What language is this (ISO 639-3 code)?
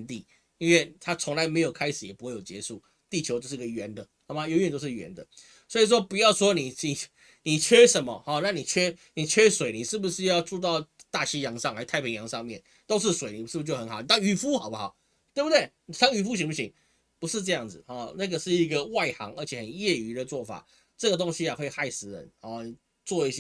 zho